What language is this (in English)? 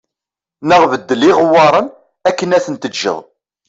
Kabyle